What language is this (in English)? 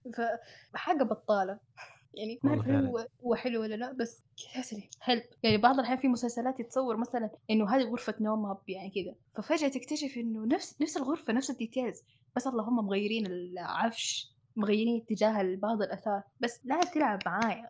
Arabic